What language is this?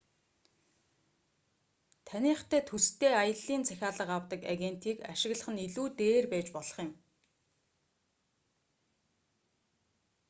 Mongolian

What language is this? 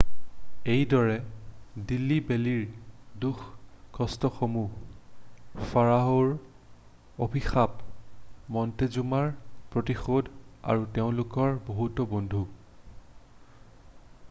Assamese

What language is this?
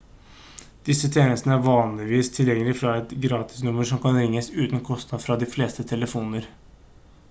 Norwegian Bokmål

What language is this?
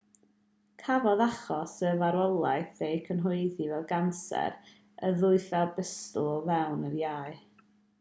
Welsh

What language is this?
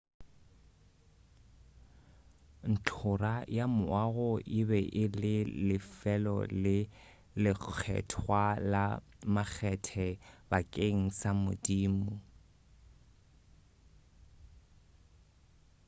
Northern Sotho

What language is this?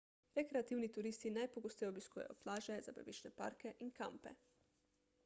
Slovenian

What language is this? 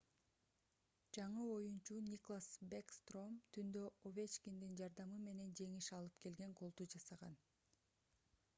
Kyrgyz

